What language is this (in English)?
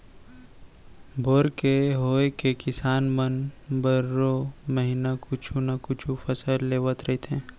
Chhattisgarhi